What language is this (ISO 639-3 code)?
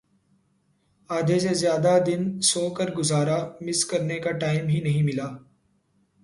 urd